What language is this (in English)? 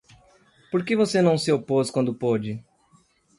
Portuguese